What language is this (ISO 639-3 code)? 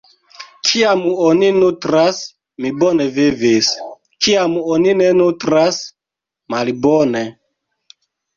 epo